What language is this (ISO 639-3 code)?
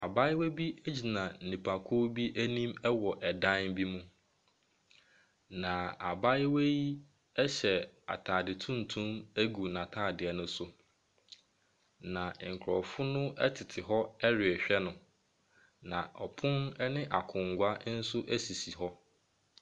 aka